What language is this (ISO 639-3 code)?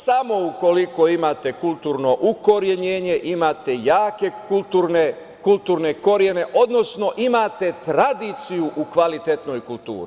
srp